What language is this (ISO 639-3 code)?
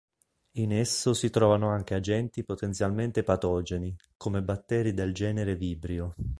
ita